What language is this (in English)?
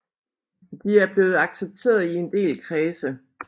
Danish